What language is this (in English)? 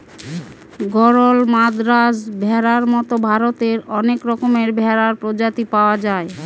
Bangla